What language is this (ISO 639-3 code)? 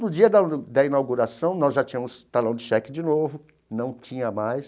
por